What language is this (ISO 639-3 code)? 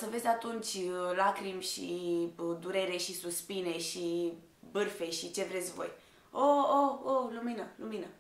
ron